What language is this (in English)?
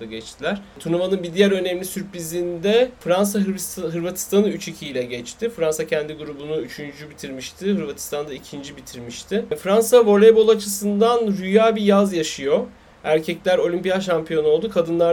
Turkish